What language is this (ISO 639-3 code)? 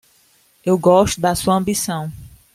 por